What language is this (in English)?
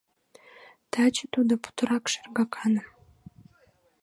Mari